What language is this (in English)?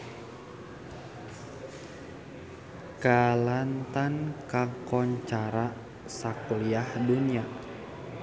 Sundanese